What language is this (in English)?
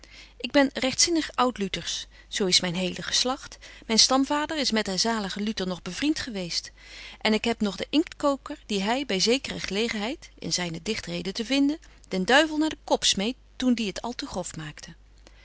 Dutch